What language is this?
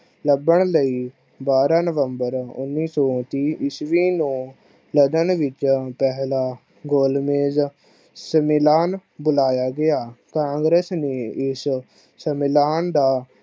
Punjabi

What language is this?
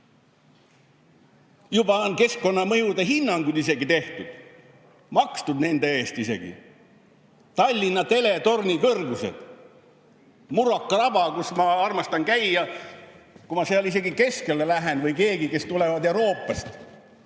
Estonian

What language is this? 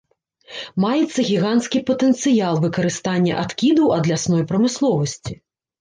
Belarusian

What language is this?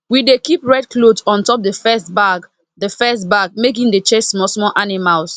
Nigerian Pidgin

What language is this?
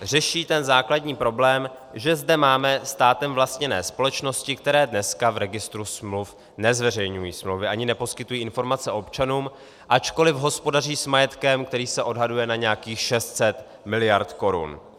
Czech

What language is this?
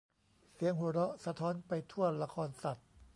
Thai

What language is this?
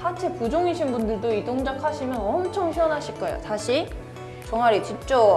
Korean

